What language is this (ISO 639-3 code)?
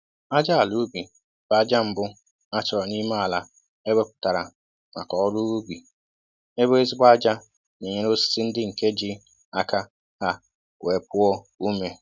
ibo